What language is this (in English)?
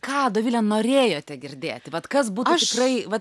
Lithuanian